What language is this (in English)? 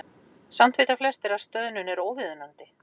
Icelandic